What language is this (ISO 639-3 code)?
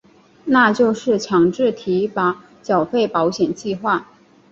zho